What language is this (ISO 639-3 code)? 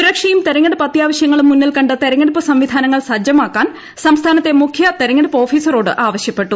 mal